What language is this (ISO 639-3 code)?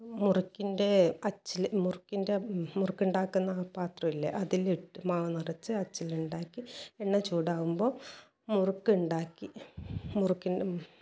mal